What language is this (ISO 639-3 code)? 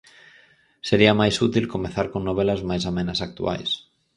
glg